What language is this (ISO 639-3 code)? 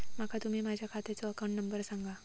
mar